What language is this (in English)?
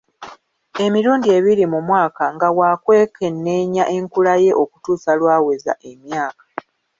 Ganda